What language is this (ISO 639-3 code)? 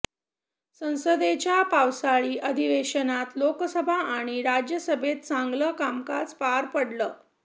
mar